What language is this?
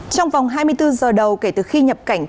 Vietnamese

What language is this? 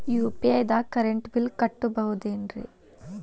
Kannada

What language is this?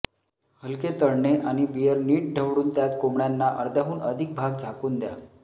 Marathi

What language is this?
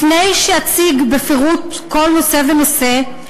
Hebrew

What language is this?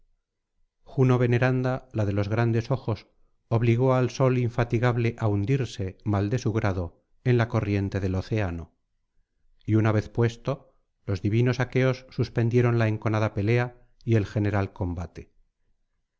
Spanish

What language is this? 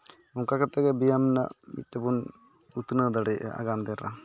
Santali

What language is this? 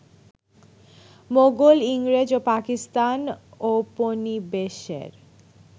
Bangla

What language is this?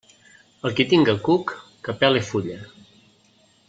Catalan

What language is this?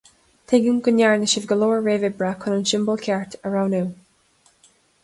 Irish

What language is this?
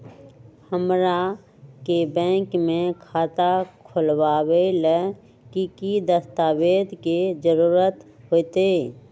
Magahi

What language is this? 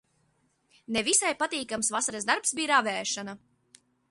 Latvian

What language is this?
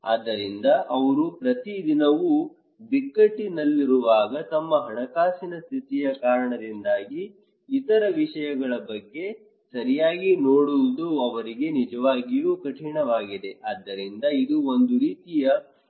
Kannada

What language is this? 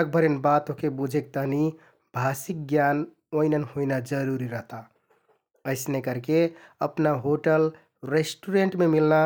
Kathoriya Tharu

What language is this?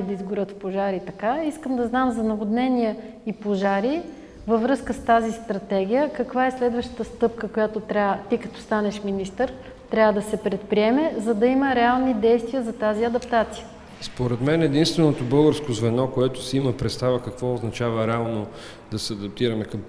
Bulgarian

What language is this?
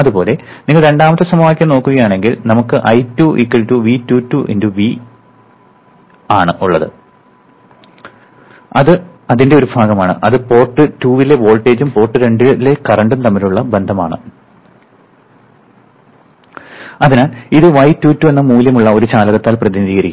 Malayalam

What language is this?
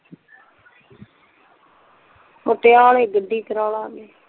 Punjabi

